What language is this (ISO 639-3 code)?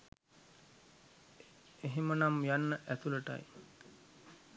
sin